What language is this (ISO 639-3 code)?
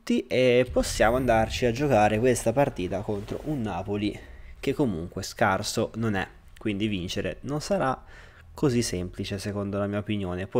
ita